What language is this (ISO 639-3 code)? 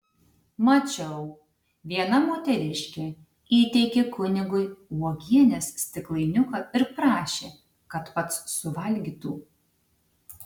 lit